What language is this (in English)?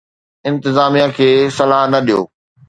Sindhi